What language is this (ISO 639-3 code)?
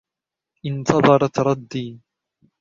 ara